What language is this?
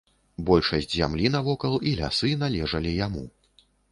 Belarusian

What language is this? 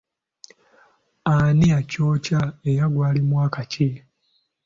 Ganda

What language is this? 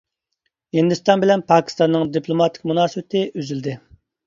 Uyghur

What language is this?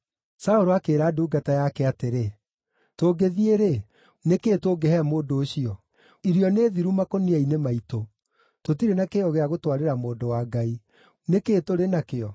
Kikuyu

